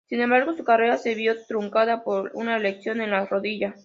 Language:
Spanish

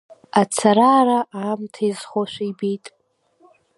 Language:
Abkhazian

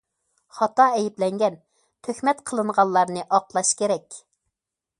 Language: Uyghur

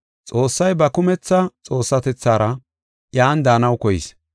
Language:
Gofa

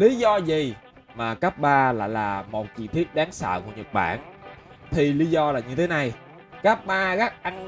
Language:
Vietnamese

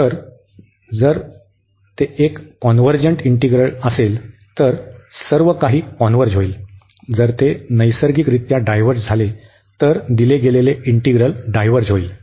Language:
Marathi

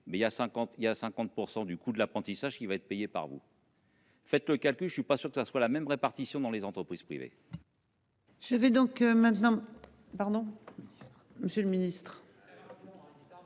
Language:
French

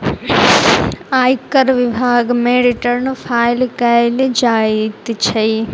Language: Maithili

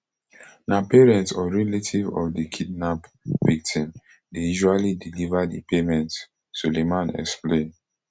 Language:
Nigerian Pidgin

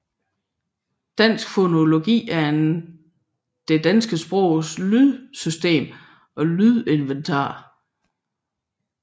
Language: Danish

